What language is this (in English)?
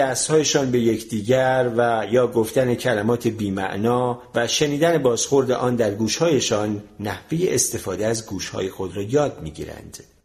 Persian